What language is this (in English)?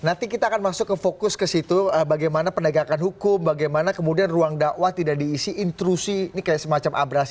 Indonesian